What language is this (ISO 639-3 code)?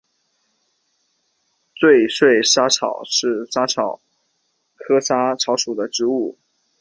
zho